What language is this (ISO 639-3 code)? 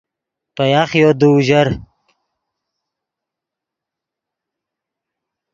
ydg